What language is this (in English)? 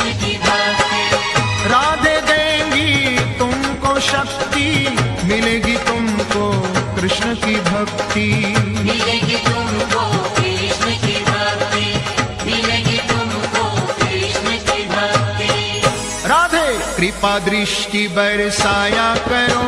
Hindi